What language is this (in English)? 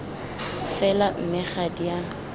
Tswana